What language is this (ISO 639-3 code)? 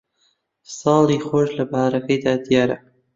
ckb